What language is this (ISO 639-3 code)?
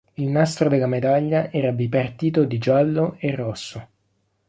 ita